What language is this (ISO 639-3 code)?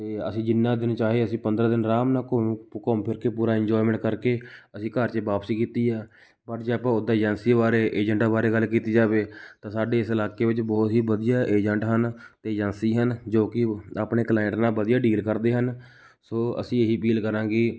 pan